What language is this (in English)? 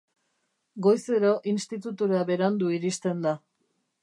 Basque